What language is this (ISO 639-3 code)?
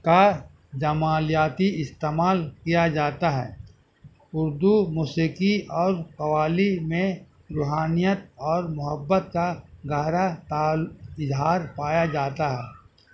urd